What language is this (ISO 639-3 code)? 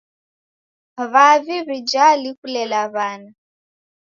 dav